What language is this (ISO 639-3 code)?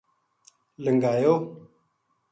gju